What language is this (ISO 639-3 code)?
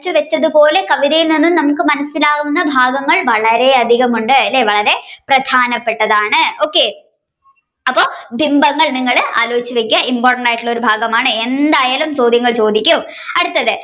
mal